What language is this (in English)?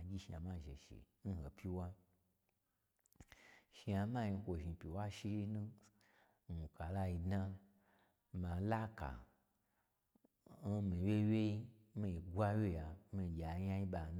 Gbagyi